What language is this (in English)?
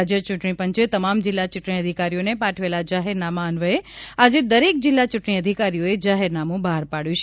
Gujarati